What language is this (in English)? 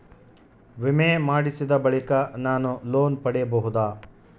Kannada